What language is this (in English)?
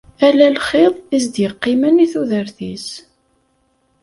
Kabyle